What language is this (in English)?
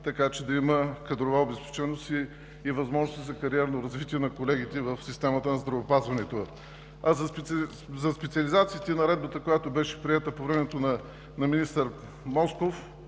Bulgarian